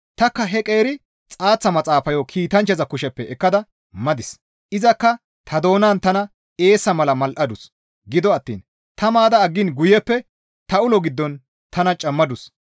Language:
Gamo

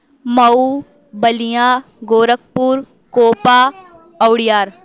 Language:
Urdu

